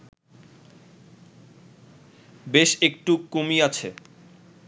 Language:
Bangla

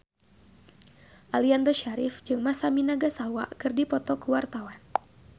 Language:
Sundanese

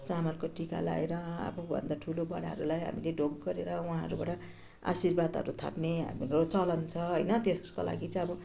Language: Nepali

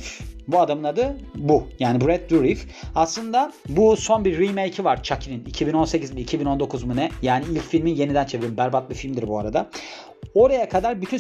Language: Turkish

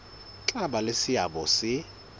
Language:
Southern Sotho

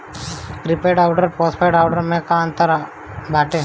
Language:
Bhojpuri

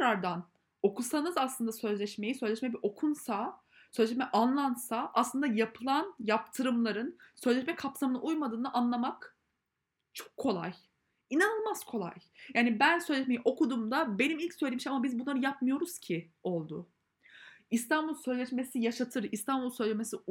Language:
Turkish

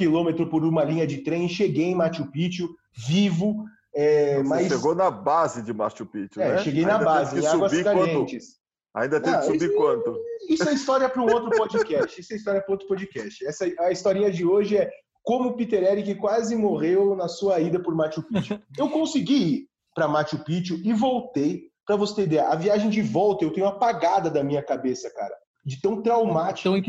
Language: Portuguese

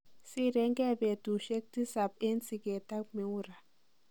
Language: Kalenjin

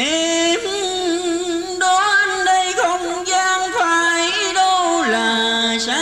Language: Vietnamese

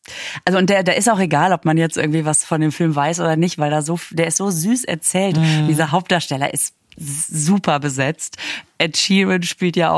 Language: German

